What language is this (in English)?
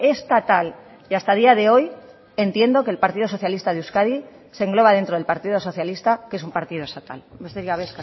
Spanish